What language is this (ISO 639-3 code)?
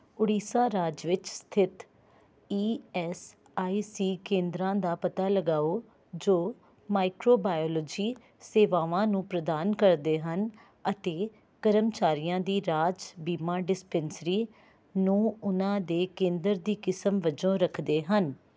pan